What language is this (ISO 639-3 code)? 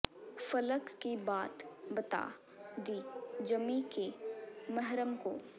pan